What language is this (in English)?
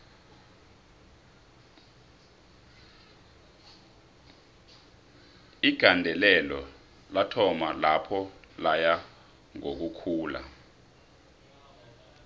South Ndebele